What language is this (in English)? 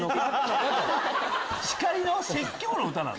Japanese